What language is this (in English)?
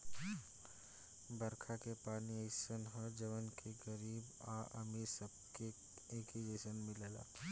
Bhojpuri